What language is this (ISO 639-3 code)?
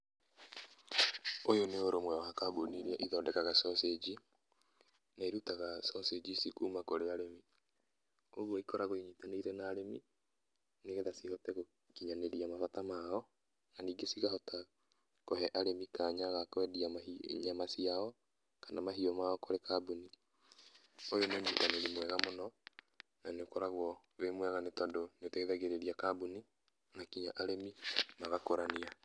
kik